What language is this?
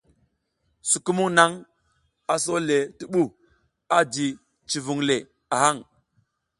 South Giziga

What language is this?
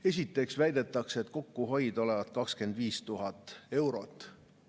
Estonian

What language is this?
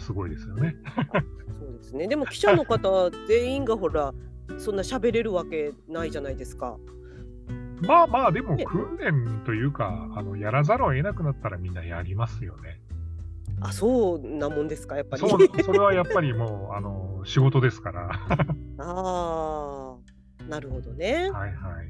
Japanese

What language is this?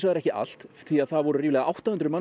Icelandic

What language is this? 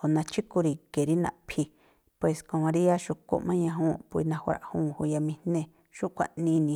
Tlacoapa Me'phaa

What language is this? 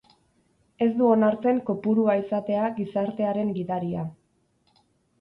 Basque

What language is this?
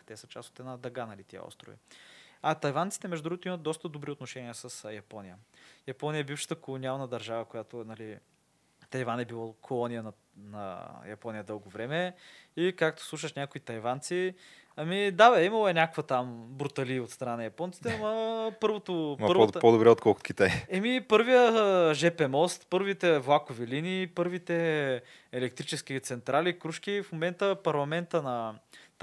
Bulgarian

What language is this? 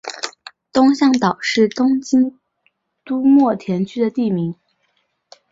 Chinese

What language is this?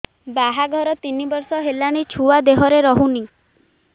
Odia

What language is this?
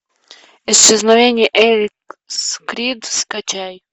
Russian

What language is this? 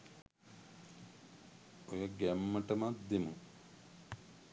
Sinhala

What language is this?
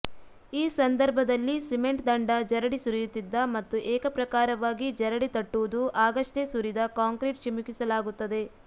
Kannada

